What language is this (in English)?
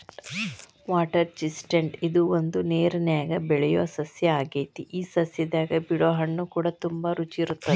Kannada